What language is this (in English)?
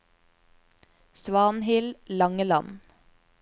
Norwegian